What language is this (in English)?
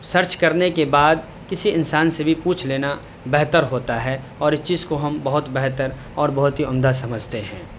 Urdu